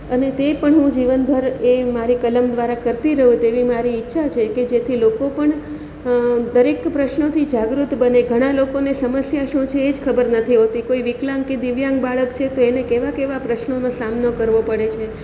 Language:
Gujarati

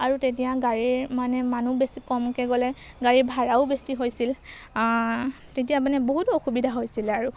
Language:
Assamese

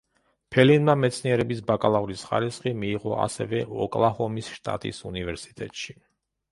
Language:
Georgian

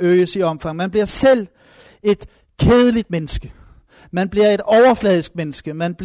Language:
Danish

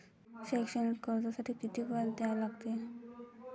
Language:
Marathi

